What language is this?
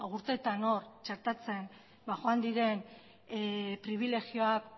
Basque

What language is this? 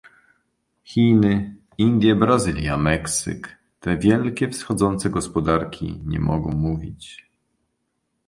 Polish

